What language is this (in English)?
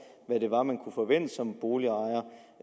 Danish